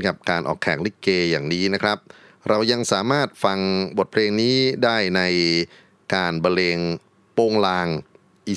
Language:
Thai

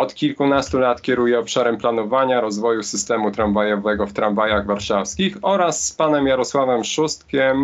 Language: Polish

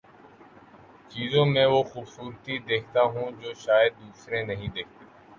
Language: Urdu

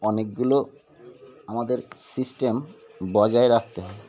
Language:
Bangla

